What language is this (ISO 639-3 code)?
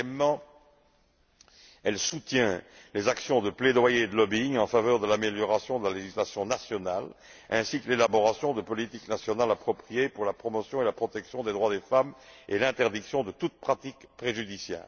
fra